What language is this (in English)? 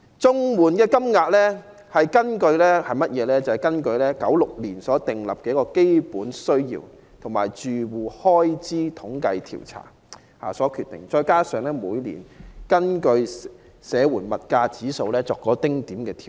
Cantonese